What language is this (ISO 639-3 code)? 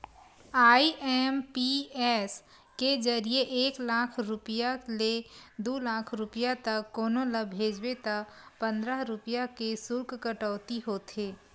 hne